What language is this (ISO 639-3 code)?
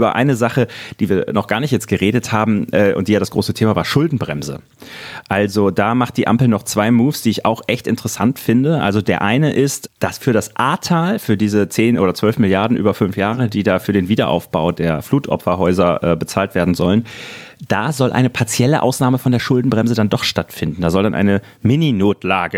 deu